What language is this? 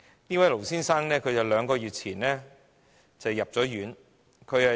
Cantonese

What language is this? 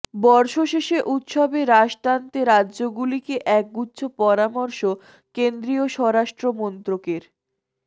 Bangla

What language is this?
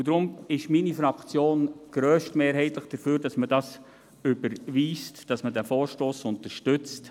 Swiss German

